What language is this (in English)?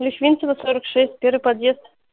Russian